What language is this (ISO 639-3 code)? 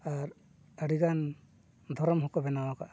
sat